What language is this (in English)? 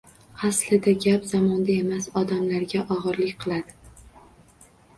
Uzbek